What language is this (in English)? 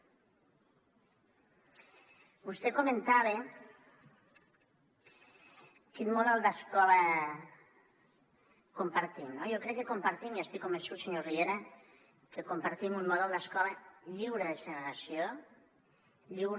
Catalan